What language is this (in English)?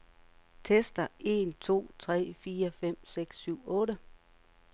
Danish